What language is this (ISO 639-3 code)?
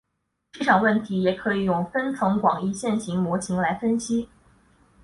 zho